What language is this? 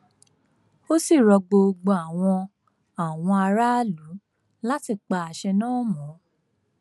Yoruba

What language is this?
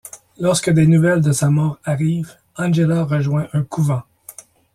French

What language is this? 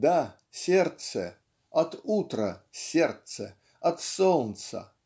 Russian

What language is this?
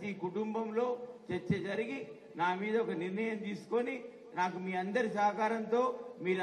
Telugu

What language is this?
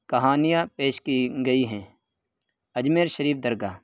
Urdu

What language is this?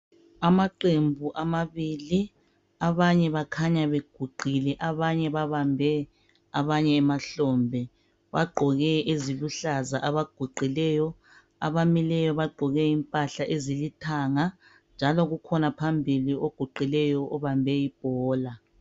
North Ndebele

